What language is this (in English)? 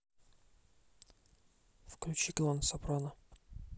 Russian